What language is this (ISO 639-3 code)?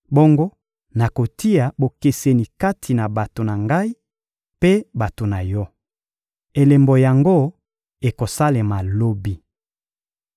lin